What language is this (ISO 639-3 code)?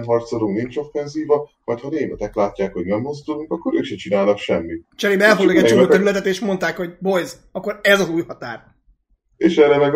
hun